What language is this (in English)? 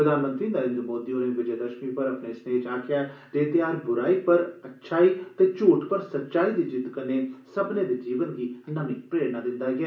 Dogri